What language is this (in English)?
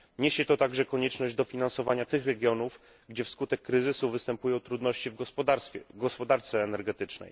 Polish